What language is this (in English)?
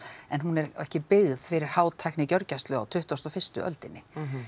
Icelandic